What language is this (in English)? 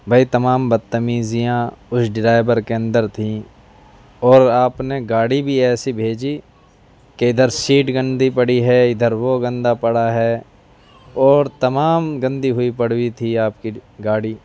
Urdu